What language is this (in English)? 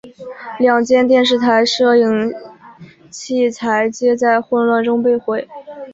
Chinese